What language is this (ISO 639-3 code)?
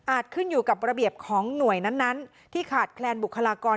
tha